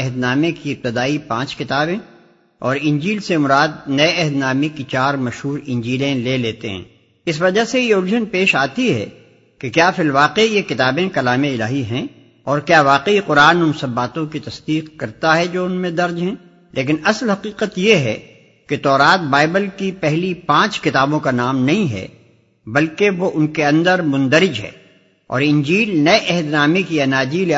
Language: Urdu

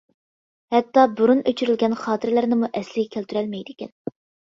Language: Uyghur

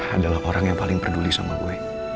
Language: Indonesian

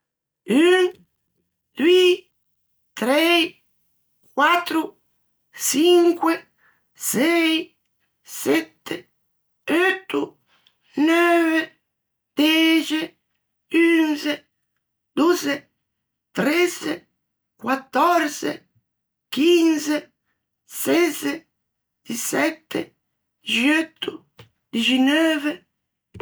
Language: Ligurian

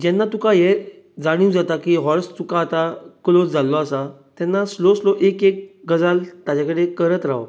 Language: Konkani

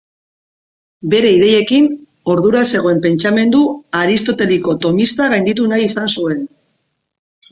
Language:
Basque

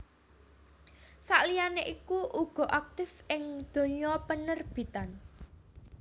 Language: Javanese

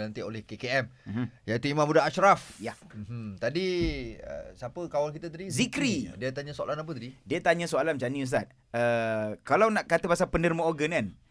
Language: Malay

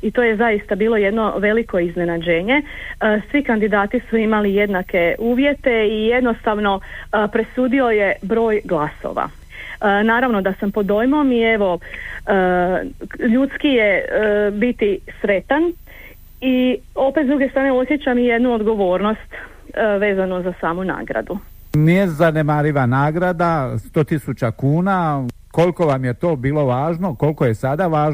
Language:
Croatian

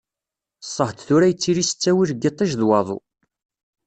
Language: Kabyle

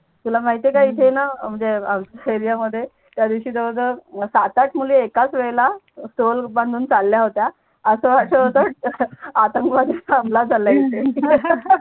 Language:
Marathi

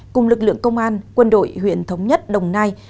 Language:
Vietnamese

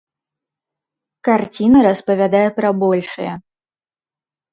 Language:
Belarusian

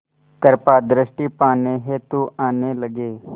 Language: Hindi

